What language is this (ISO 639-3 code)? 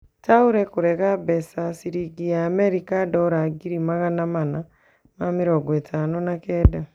kik